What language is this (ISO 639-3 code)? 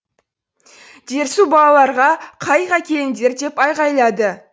kaz